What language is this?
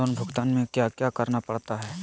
Magahi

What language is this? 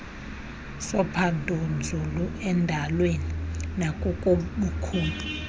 Xhosa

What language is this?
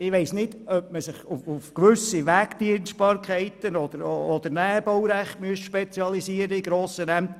Swiss German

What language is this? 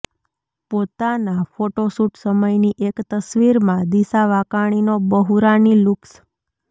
Gujarati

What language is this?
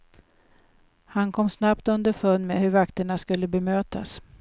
Swedish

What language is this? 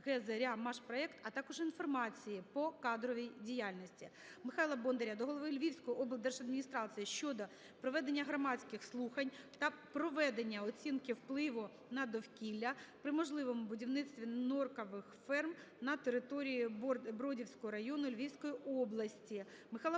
Ukrainian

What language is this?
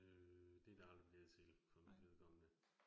Danish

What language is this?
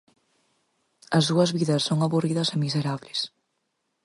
Galician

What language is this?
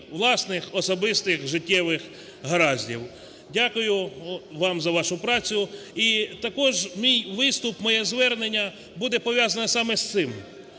Ukrainian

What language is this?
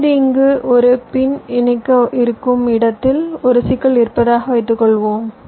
Tamil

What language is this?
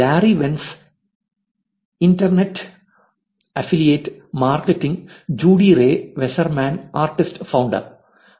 Malayalam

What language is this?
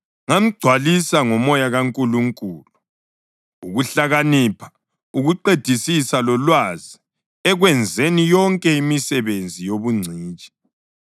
North Ndebele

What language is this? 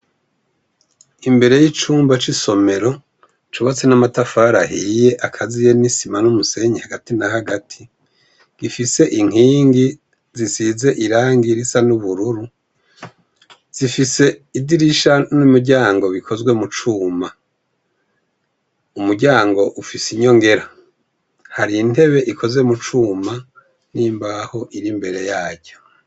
Rundi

